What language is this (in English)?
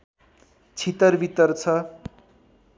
Nepali